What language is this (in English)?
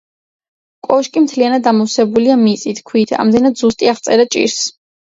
Georgian